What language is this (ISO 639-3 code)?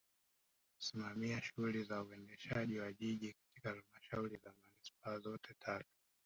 swa